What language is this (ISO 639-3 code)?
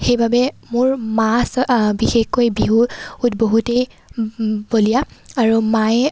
asm